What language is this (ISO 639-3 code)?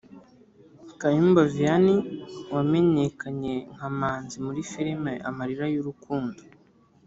kin